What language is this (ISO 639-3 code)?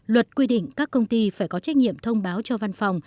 vie